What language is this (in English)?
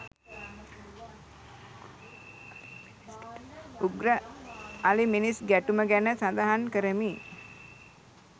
Sinhala